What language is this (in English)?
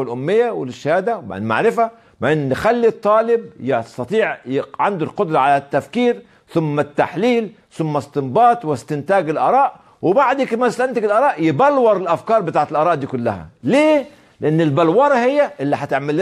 Arabic